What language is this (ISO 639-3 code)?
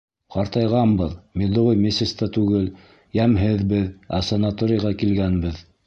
bak